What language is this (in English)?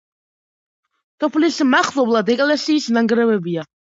Georgian